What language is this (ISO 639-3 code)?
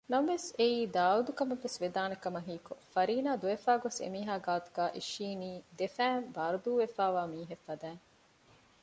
div